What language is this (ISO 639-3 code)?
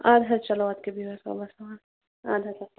kas